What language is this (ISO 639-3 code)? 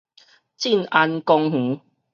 nan